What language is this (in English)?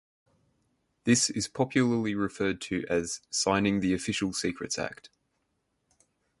English